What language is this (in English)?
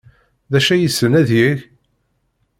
Kabyle